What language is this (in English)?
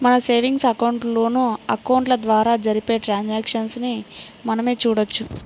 Telugu